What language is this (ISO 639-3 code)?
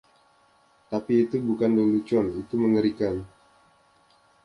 ind